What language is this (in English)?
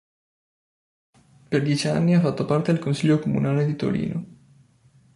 Italian